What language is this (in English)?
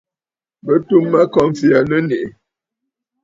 Bafut